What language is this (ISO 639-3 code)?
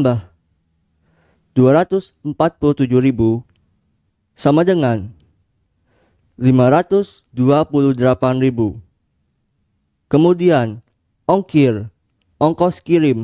ind